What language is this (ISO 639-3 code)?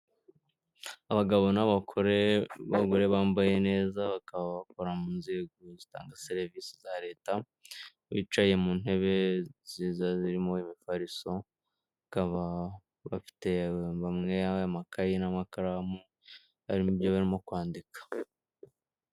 kin